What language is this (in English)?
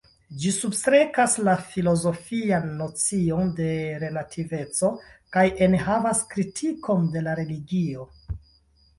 Esperanto